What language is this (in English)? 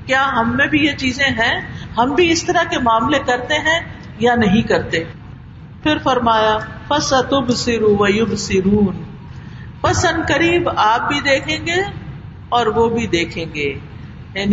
Urdu